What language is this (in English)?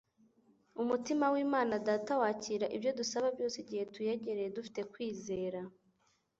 Kinyarwanda